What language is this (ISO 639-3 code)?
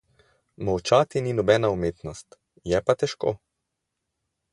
slv